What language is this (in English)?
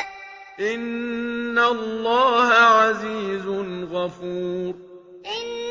Arabic